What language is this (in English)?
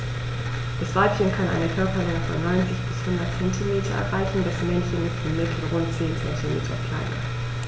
German